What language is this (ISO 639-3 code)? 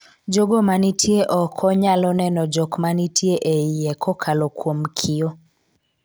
luo